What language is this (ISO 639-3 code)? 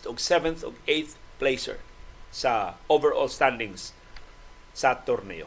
fil